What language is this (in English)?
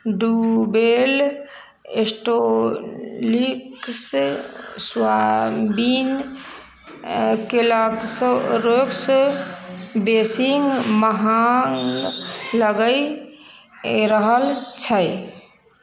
Maithili